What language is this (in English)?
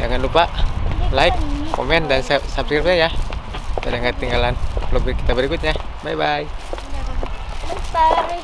Indonesian